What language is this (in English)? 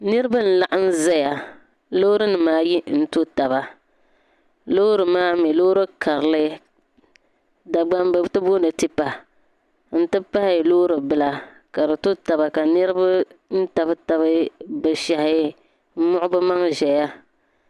Dagbani